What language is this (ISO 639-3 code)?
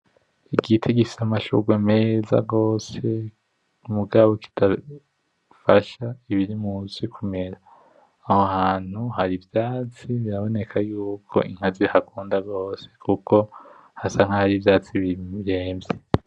run